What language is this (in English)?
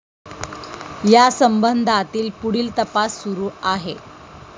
Marathi